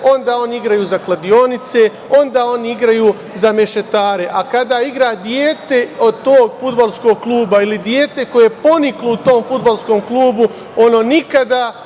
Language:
Serbian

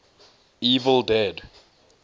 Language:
English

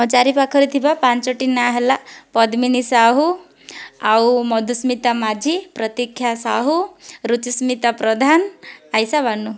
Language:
Odia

